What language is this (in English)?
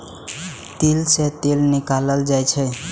Maithili